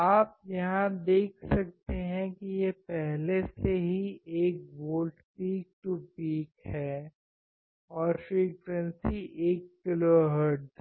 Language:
Hindi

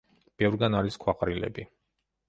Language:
Georgian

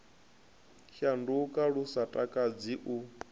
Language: Venda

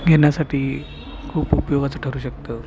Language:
Marathi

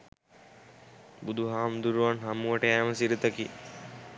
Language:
Sinhala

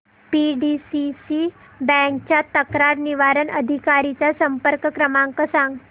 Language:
Marathi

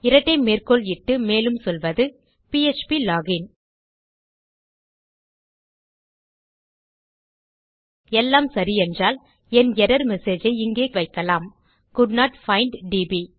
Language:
Tamil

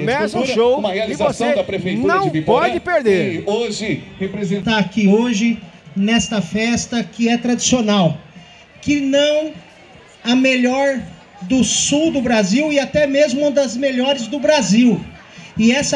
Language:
Portuguese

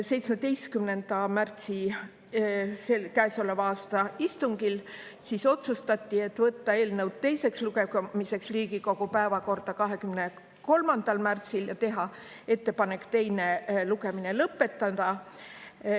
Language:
Estonian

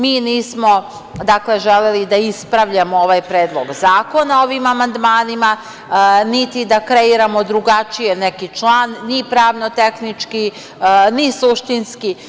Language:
Serbian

